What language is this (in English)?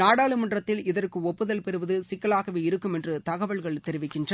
Tamil